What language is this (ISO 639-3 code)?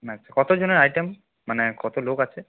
ben